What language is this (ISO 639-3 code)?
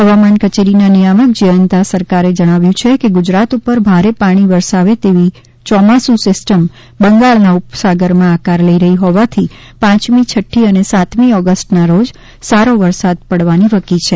guj